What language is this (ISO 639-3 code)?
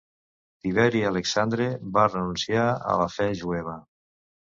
cat